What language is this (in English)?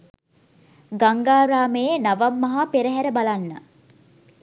Sinhala